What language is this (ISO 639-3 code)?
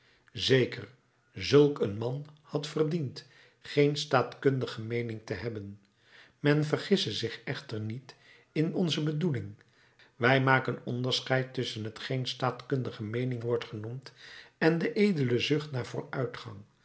nld